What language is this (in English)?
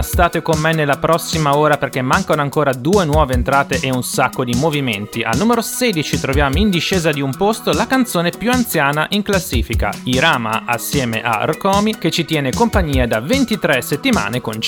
Italian